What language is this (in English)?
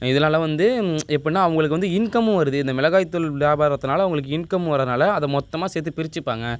Tamil